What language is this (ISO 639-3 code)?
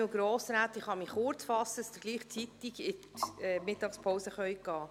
gsw